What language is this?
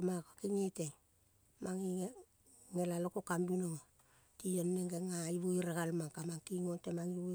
Kol (Papua New Guinea)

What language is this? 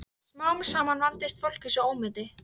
Icelandic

